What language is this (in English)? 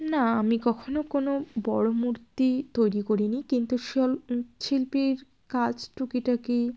Bangla